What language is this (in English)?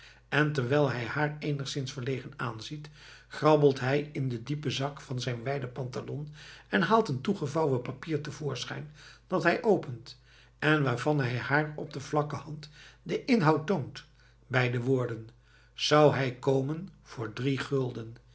Dutch